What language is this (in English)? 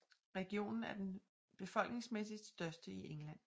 Danish